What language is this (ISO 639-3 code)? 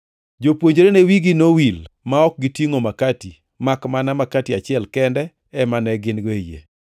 luo